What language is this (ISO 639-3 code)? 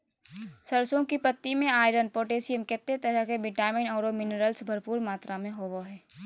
mag